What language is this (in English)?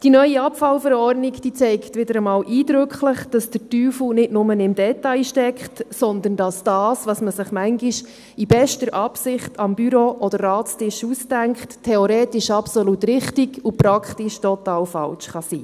Swiss German